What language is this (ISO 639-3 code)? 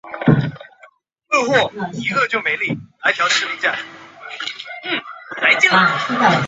zho